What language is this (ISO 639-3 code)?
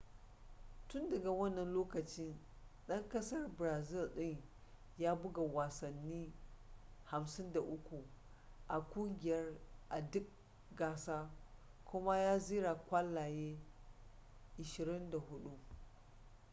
hau